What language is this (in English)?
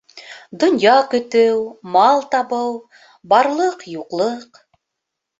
Bashkir